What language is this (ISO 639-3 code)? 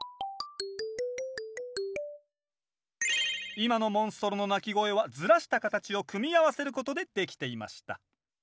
jpn